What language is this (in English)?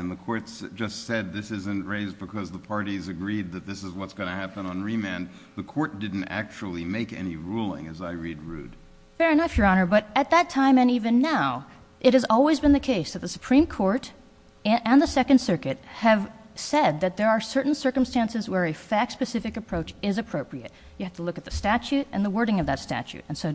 English